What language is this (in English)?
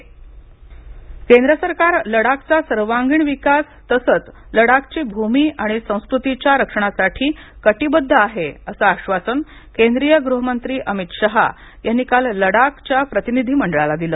Marathi